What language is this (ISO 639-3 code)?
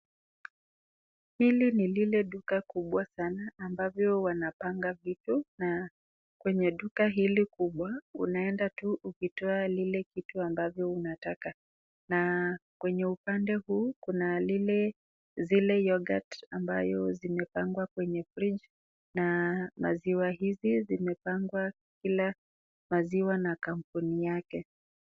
swa